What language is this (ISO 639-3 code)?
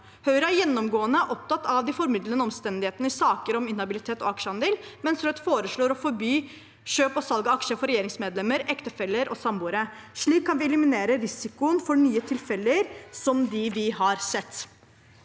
nor